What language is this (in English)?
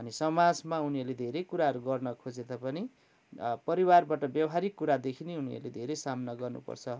Nepali